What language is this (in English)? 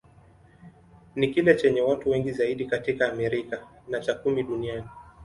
Swahili